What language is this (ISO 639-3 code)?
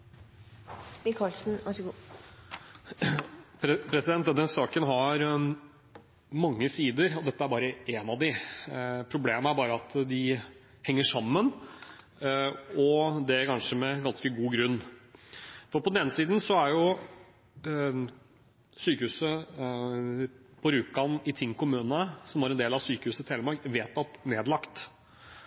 nob